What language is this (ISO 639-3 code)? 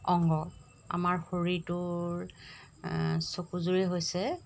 asm